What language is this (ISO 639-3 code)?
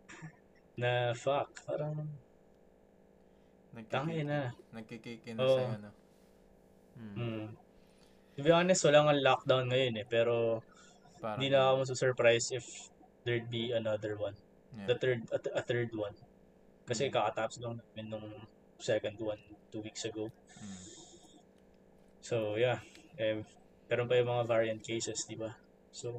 fil